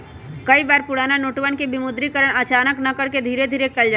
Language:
Magahi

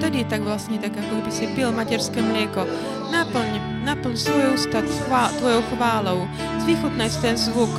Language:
Slovak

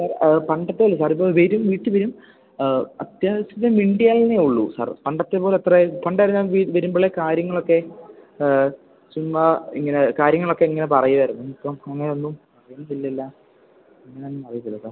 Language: Malayalam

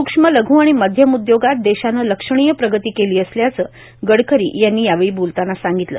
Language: Marathi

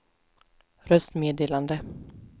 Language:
Swedish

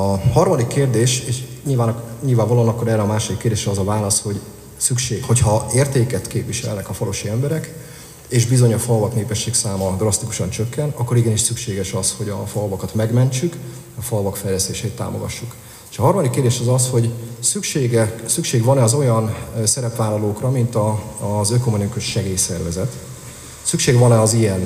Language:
Hungarian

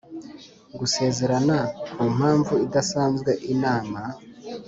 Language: Kinyarwanda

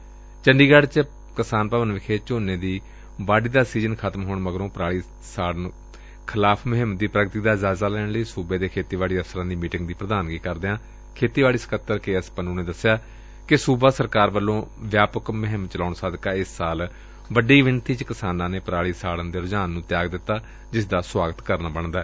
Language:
Punjabi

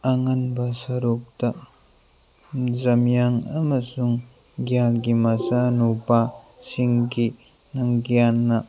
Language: Manipuri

